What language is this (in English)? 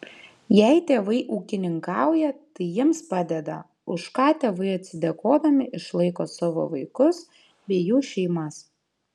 Lithuanian